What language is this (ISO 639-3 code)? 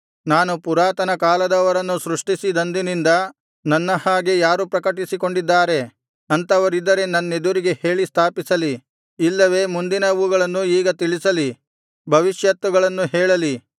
kan